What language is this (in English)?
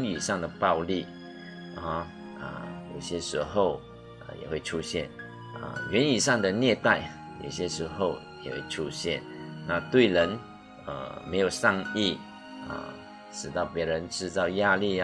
Chinese